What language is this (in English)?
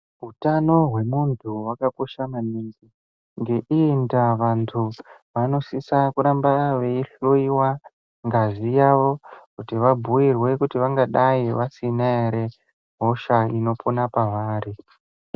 Ndau